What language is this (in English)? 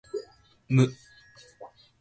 Japanese